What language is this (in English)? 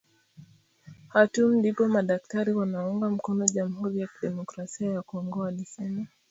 Swahili